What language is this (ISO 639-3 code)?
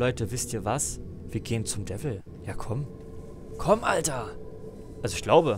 deu